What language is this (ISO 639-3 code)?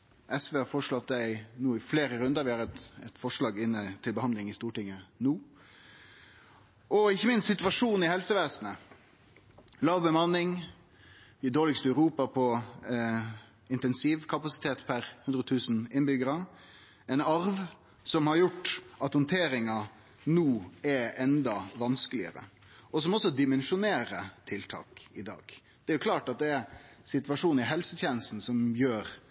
nno